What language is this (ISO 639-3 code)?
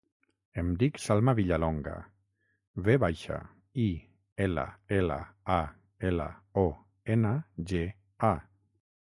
cat